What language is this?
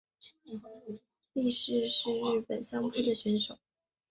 Chinese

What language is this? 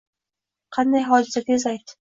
Uzbek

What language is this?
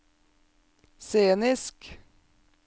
Norwegian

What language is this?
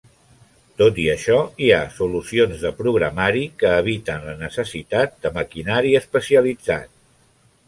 Catalan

